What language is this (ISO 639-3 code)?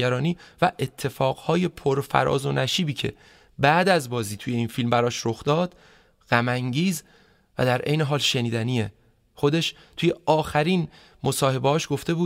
fas